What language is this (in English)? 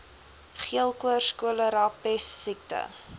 Afrikaans